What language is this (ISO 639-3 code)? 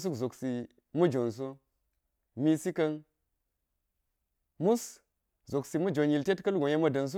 gyz